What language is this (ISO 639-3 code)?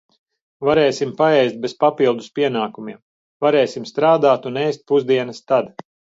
lav